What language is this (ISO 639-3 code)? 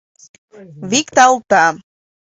chm